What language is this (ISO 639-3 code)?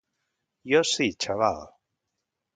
cat